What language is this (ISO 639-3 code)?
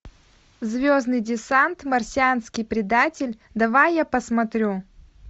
rus